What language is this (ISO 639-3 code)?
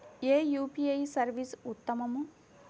tel